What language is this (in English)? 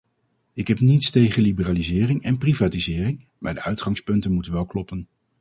Dutch